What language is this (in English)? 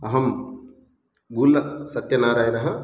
Sanskrit